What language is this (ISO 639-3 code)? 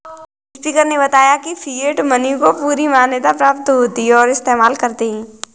hin